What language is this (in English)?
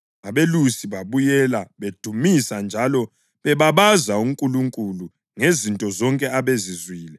North Ndebele